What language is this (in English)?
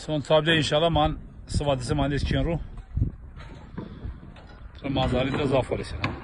Turkish